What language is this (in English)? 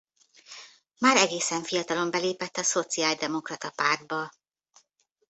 Hungarian